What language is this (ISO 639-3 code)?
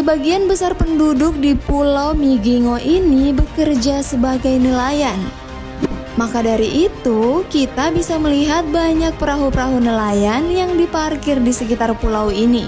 ind